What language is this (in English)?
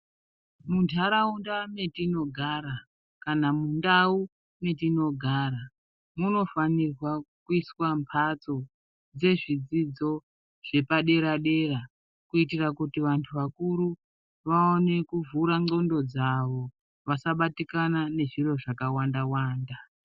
Ndau